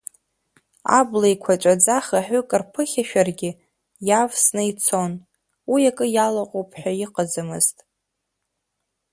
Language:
Abkhazian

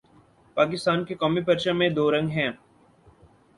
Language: Urdu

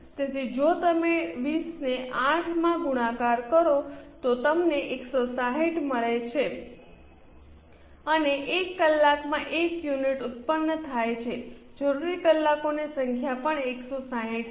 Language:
Gujarati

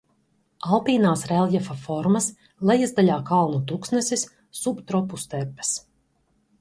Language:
Latvian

